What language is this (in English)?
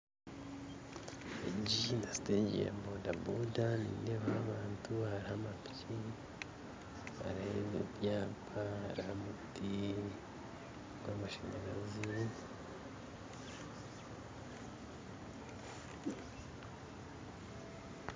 Nyankole